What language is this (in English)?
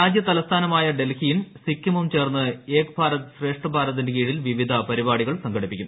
Malayalam